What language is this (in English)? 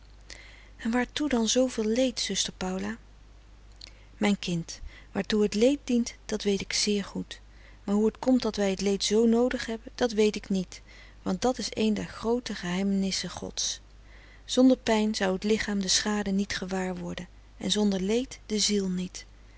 Dutch